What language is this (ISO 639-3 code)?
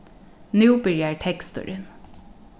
fao